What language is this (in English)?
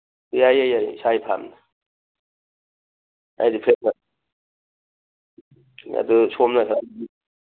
Manipuri